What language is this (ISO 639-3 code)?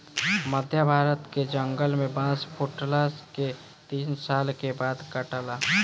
bho